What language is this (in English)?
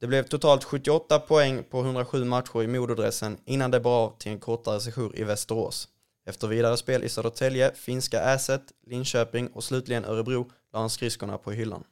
Swedish